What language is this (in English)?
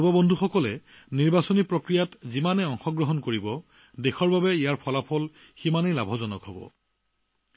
Assamese